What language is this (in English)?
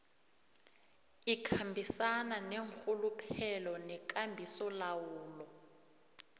South Ndebele